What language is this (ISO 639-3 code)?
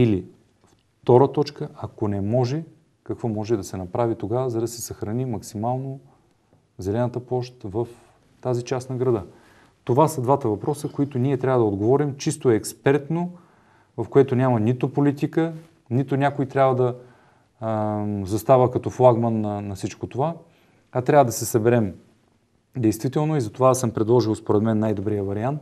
bul